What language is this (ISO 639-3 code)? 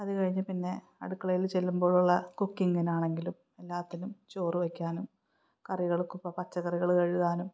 mal